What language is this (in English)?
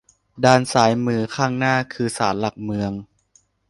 Thai